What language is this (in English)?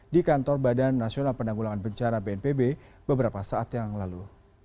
Indonesian